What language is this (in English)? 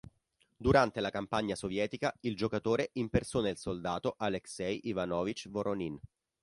Italian